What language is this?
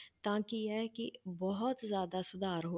Punjabi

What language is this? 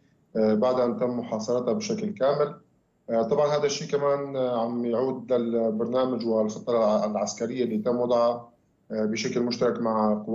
Arabic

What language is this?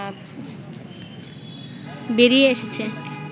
Bangla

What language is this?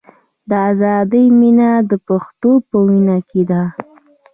Pashto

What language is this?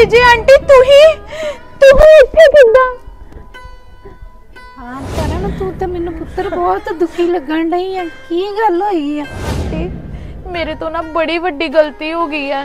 Punjabi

